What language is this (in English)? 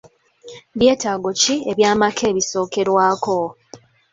Ganda